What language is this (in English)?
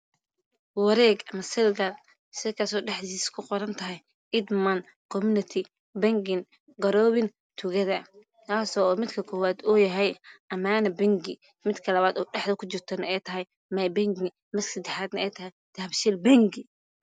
Somali